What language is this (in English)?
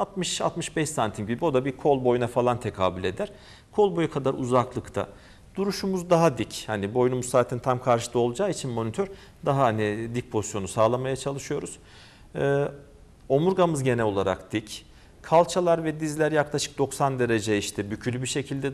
Turkish